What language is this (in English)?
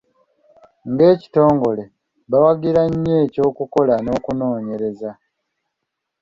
Ganda